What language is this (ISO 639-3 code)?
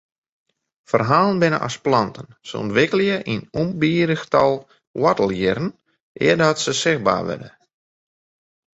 fry